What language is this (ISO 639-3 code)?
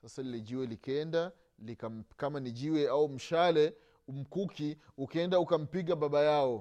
swa